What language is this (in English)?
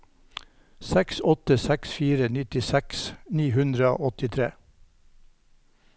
Norwegian